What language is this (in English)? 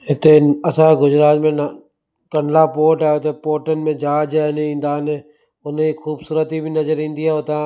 Sindhi